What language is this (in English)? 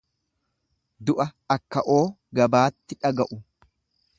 Oromo